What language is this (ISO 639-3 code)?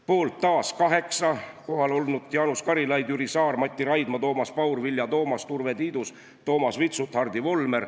est